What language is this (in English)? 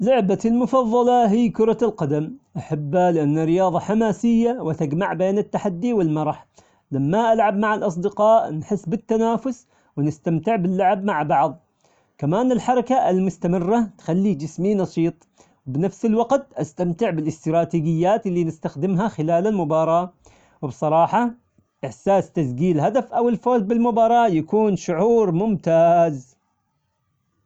Omani Arabic